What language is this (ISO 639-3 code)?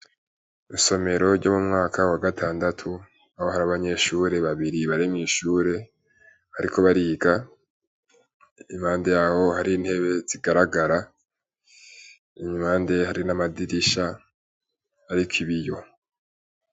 run